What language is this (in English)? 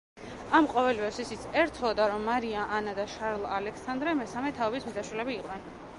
Georgian